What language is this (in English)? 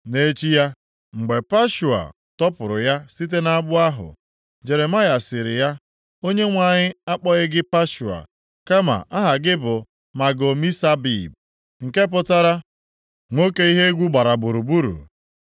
Igbo